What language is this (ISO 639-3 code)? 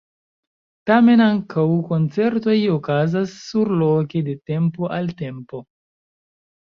epo